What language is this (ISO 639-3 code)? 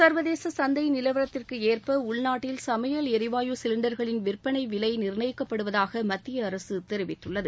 tam